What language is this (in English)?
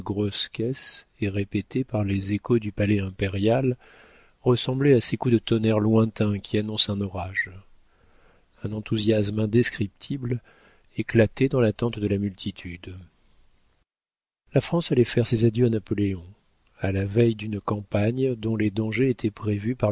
French